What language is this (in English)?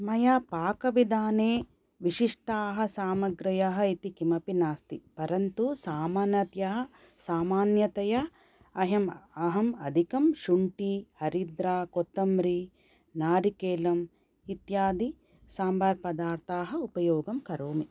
Sanskrit